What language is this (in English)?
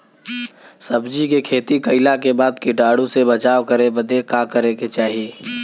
Bhojpuri